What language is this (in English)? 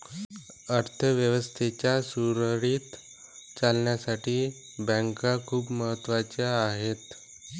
Marathi